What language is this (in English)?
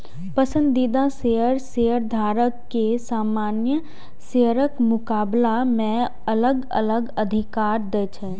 Maithili